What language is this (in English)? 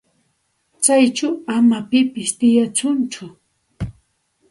Santa Ana de Tusi Pasco Quechua